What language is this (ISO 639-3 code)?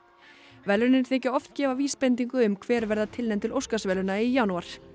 isl